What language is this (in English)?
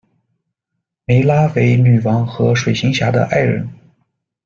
Chinese